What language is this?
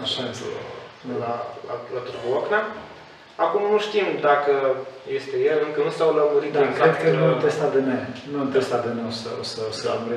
Romanian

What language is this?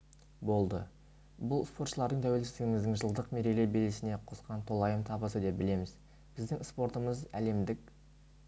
Kazakh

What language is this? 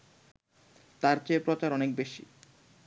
Bangla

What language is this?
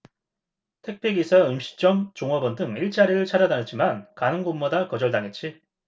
Korean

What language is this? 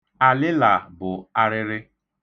Igbo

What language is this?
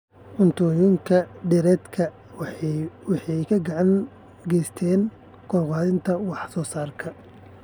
Somali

